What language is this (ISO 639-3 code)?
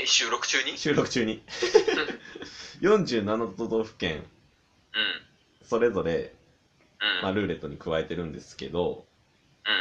jpn